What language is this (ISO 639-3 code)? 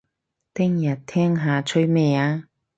yue